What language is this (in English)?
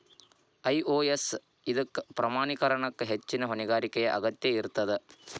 Kannada